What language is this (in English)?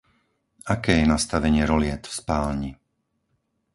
Slovak